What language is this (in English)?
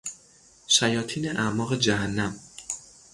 Persian